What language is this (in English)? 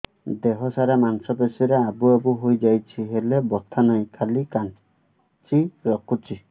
Odia